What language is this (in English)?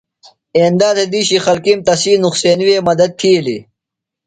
Phalura